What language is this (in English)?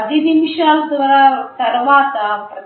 Telugu